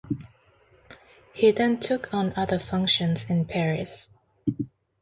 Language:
English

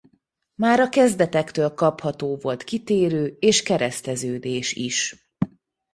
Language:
Hungarian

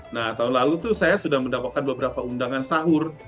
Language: Indonesian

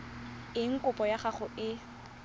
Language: Tswana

